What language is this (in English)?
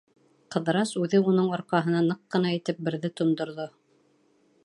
Bashkir